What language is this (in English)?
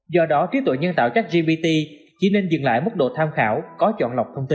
Vietnamese